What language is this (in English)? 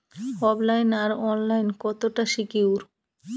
Bangla